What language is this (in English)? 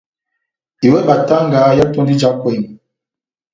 Batanga